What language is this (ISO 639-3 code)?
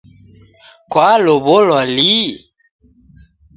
dav